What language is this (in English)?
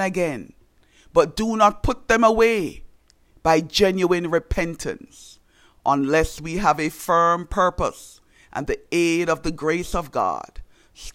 English